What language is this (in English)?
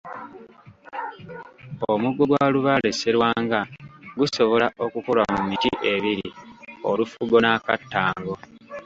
Ganda